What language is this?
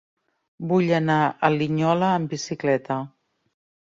Catalan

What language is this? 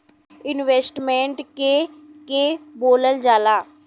Bhojpuri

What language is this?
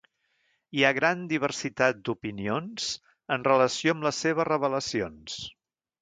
Catalan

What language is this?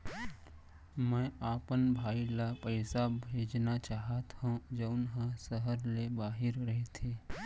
Chhattisgarhi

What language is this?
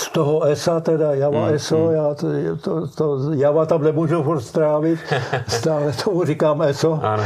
Czech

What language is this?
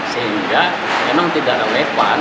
Indonesian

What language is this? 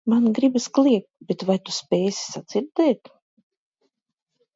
Latvian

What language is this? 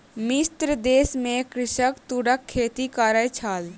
Maithili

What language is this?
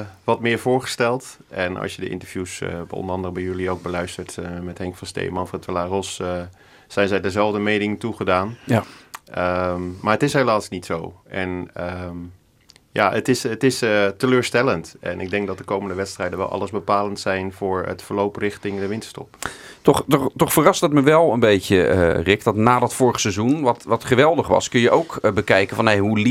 Dutch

